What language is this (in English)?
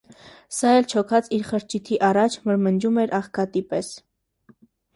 Armenian